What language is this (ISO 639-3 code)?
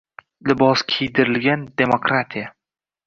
uzb